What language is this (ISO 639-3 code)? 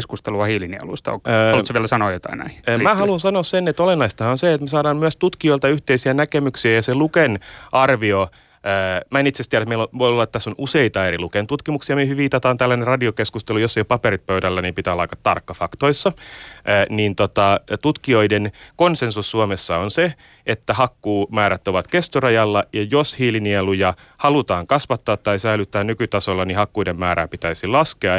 fin